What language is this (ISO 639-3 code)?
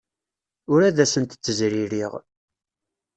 kab